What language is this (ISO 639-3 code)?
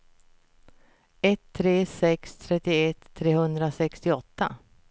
swe